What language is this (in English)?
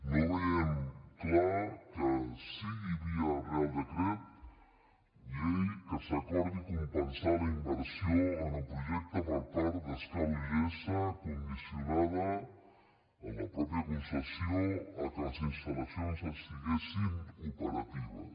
Catalan